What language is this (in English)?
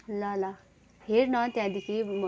Nepali